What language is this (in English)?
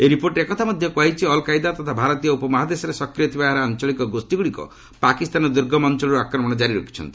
Odia